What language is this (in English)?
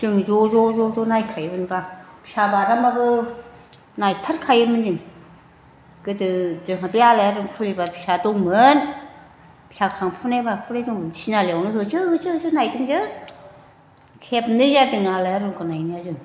Bodo